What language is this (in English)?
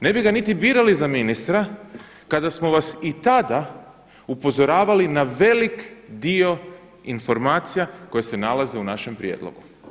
Croatian